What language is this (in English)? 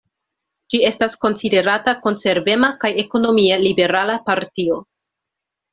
Esperanto